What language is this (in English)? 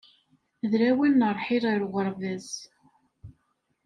Kabyle